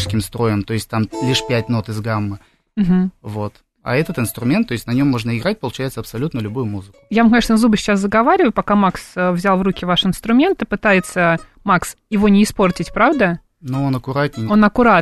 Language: Russian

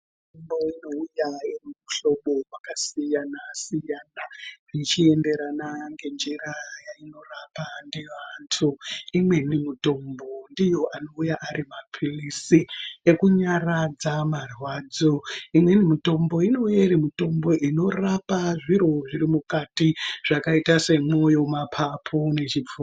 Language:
Ndau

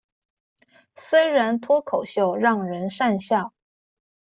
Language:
Chinese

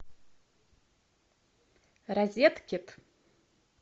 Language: Russian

